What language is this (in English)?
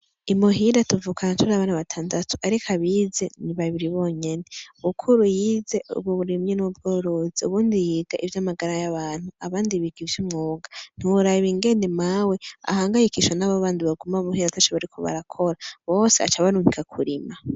Rundi